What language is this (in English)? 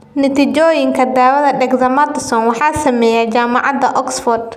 Somali